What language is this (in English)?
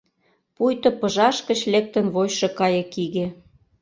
Mari